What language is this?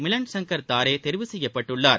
Tamil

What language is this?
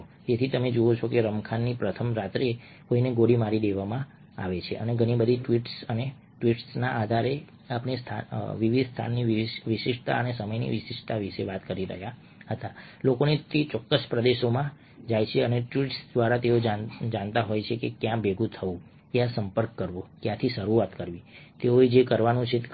Gujarati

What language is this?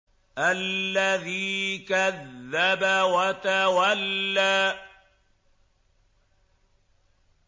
Arabic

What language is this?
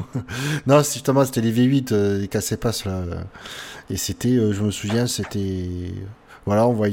French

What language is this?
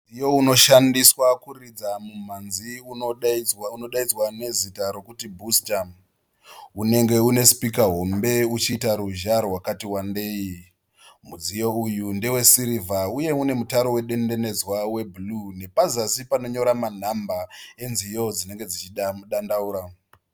Shona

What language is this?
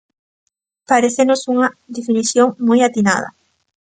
Galician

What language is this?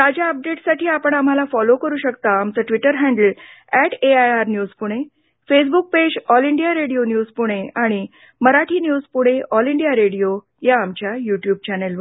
Marathi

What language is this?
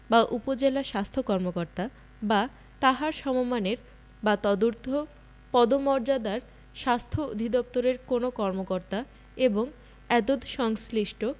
Bangla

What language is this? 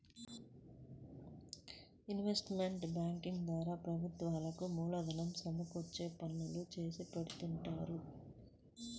Telugu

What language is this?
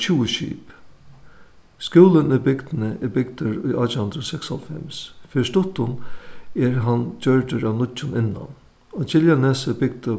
Faroese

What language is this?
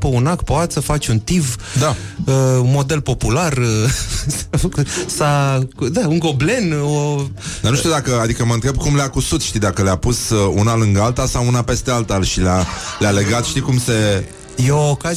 Romanian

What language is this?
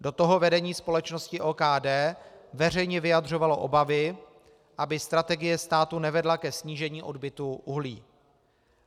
Czech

